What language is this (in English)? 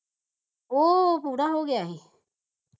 Punjabi